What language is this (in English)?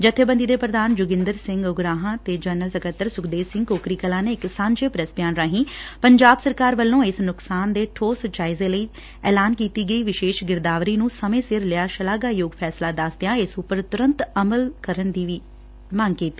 Punjabi